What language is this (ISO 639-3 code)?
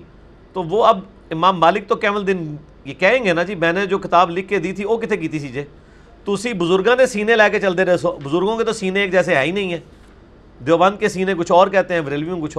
urd